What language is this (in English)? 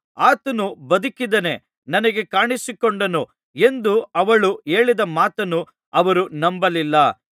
Kannada